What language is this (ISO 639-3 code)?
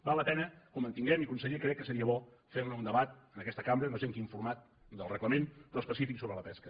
cat